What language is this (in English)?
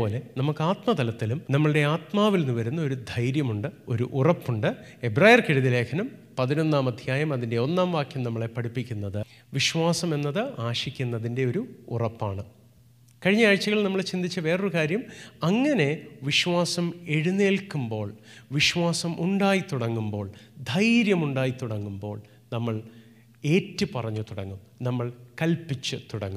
Malayalam